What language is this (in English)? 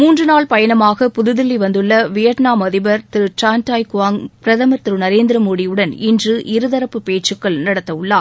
Tamil